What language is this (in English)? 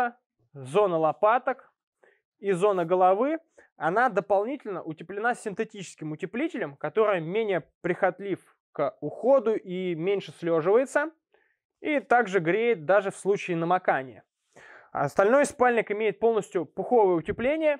Russian